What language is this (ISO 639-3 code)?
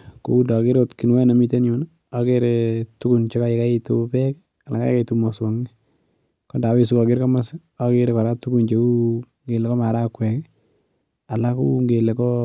kln